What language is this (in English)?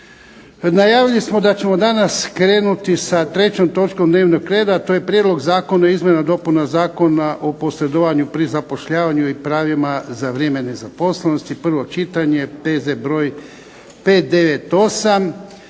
Croatian